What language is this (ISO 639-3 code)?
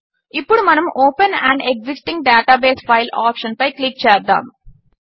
tel